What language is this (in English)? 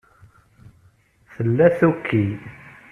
Kabyle